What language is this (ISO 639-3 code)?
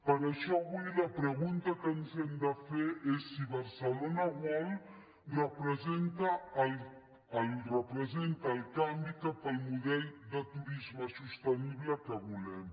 cat